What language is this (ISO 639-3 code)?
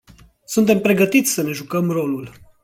ron